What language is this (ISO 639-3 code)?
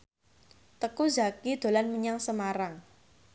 jav